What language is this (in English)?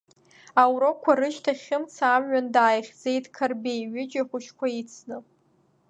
Abkhazian